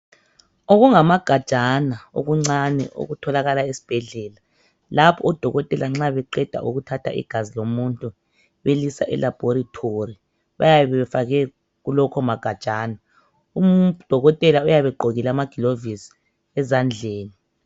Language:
North Ndebele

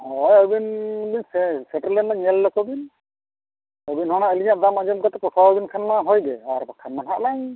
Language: Santali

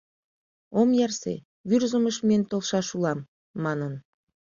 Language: Mari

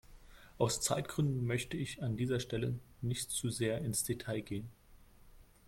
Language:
German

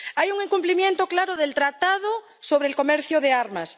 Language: Spanish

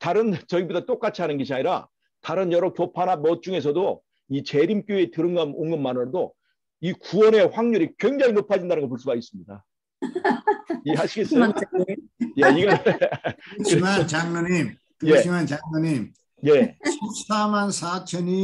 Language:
Korean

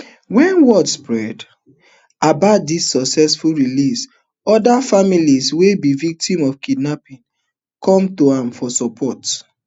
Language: Nigerian Pidgin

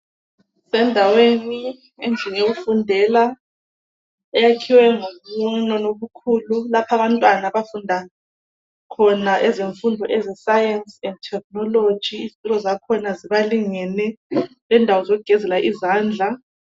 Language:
North Ndebele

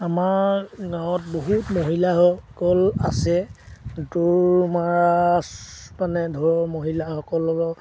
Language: Assamese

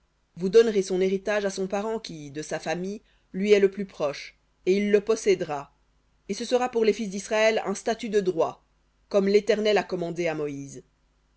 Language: French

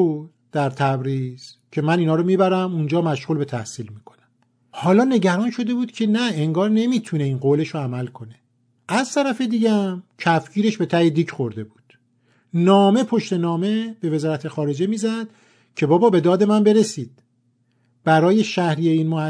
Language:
Persian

